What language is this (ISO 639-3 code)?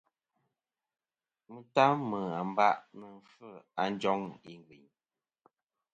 bkm